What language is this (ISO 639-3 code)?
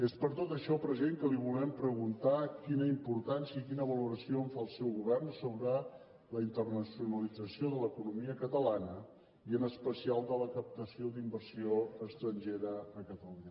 cat